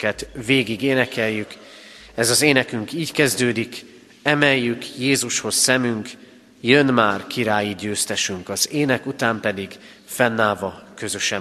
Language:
Hungarian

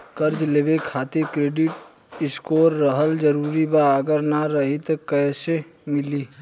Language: Bhojpuri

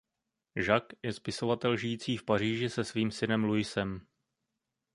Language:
Czech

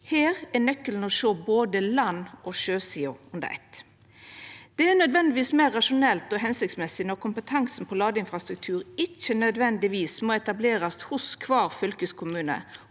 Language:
Norwegian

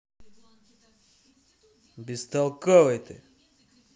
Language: Russian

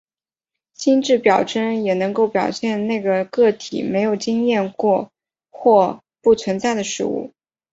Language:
Chinese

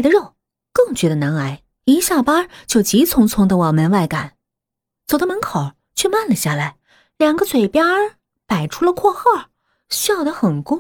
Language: Chinese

